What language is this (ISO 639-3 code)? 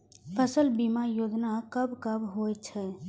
mai